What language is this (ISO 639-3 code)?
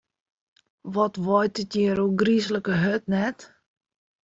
fry